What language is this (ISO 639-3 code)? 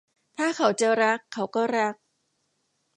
tha